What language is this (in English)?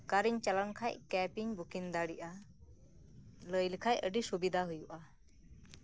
Santali